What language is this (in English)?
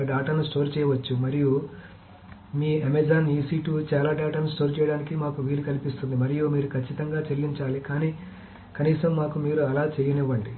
Telugu